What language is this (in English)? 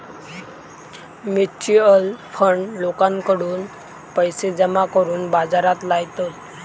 Marathi